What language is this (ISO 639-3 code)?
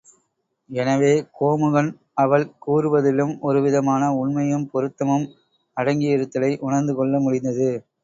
tam